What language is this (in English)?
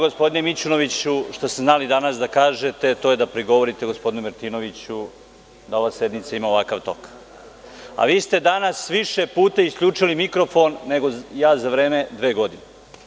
Serbian